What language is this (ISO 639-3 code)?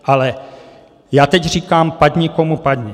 ces